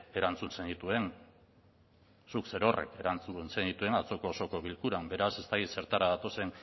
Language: Basque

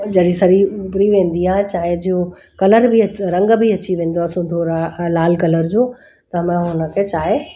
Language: Sindhi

